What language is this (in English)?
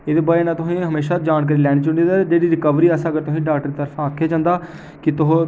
Dogri